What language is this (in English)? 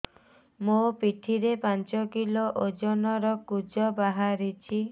Odia